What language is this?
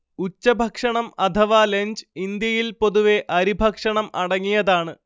Malayalam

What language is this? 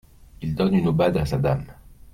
French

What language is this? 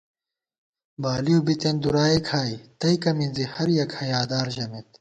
Gawar-Bati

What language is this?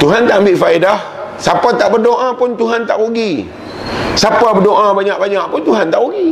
Malay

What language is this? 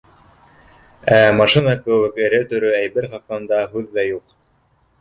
Bashkir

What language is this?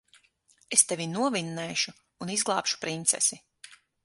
Latvian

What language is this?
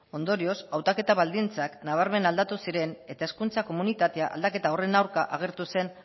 Basque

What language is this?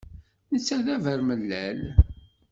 Kabyle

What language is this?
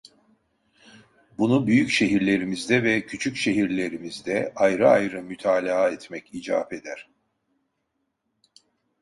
Turkish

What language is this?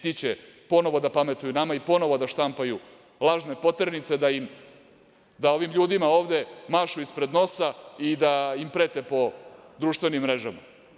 Serbian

